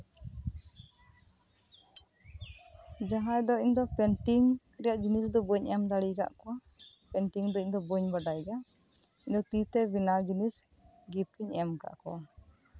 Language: Santali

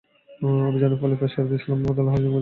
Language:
Bangla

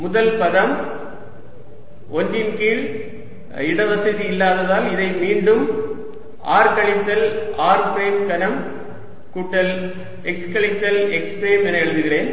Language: Tamil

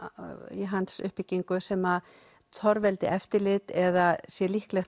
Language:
Icelandic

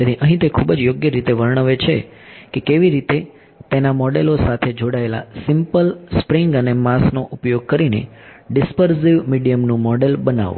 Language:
Gujarati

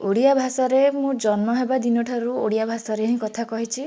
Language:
Odia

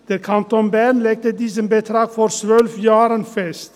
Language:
Swiss German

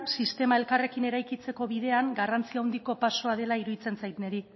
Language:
Basque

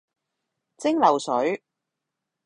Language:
Cantonese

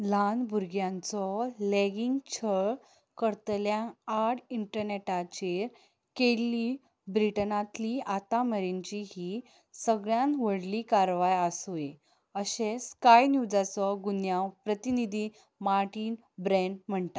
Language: Konkani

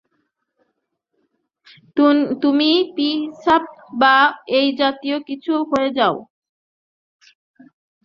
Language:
Bangla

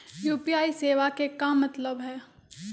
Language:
Magahi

